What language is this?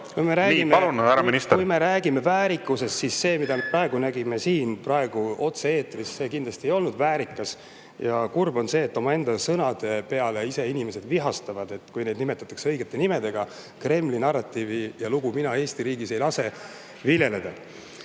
Estonian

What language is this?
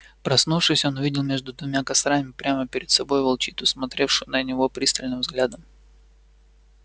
Russian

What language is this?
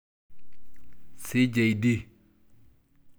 Masai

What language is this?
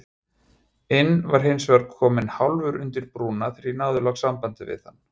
Icelandic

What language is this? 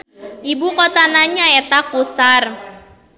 Sundanese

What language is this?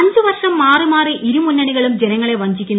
Malayalam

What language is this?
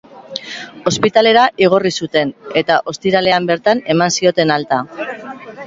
Basque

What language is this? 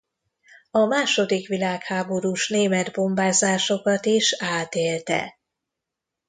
Hungarian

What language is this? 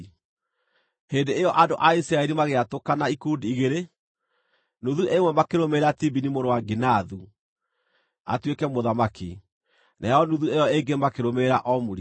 Kikuyu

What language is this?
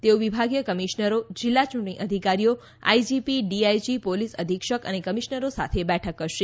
Gujarati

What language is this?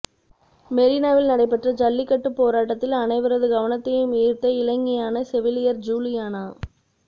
Tamil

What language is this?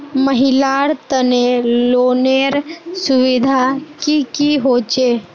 Magahi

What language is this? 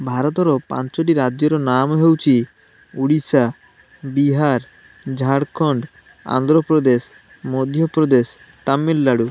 Odia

